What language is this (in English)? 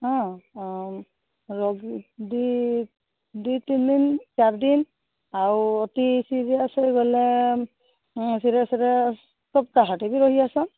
Odia